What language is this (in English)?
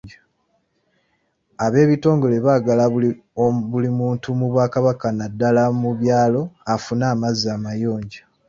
Ganda